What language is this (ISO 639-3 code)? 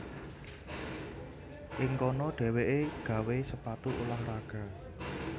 jav